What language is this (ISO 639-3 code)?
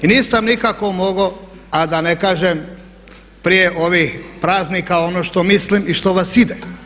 hrv